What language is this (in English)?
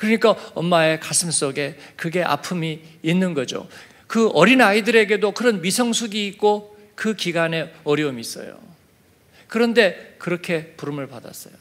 Korean